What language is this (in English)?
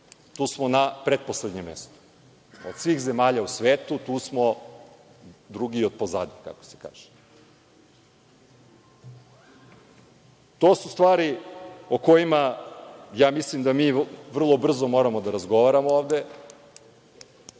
Serbian